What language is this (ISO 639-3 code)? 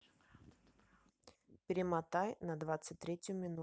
rus